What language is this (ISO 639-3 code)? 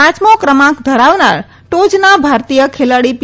guj